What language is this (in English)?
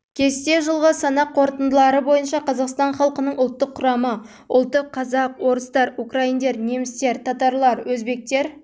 Kazakh